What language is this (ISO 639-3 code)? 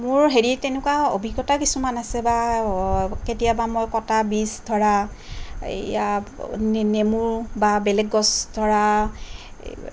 asm